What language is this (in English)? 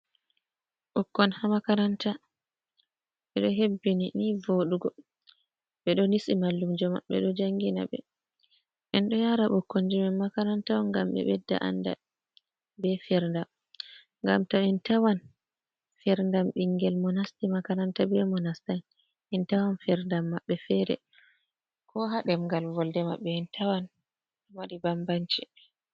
Fula